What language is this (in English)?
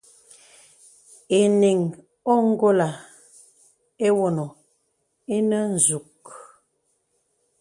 Bebele